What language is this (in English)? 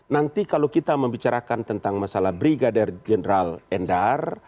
Indonesian